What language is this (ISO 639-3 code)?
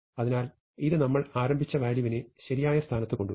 mal